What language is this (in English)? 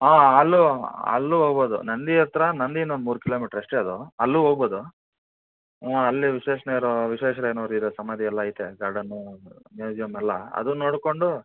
Kannada